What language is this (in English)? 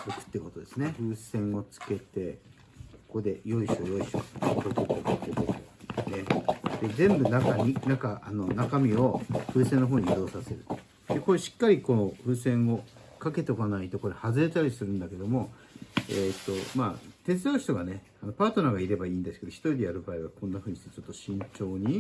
Japanese